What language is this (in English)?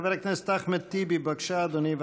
Hebrew